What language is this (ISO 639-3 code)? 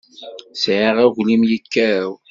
kab